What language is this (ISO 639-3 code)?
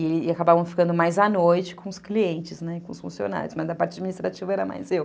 por